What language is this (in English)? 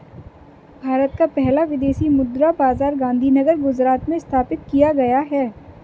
Hindi